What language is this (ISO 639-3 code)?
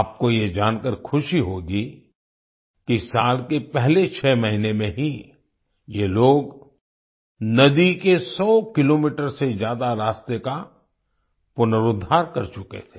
hin